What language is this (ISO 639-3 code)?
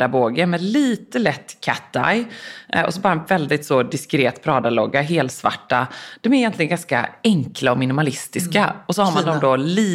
swe